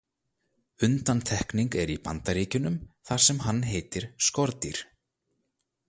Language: Icelandic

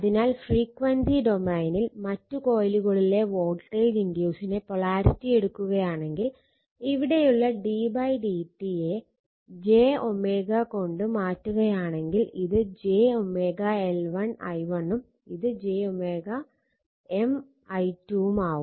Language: Malayalam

